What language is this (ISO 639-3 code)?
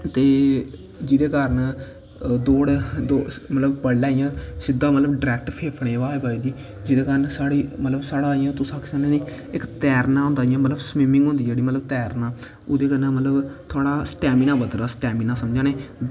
doi